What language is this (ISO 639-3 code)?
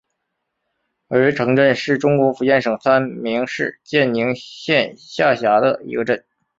zho